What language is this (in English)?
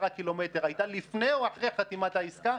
Hebrew